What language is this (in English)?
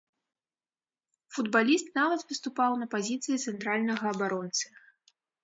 Belarusian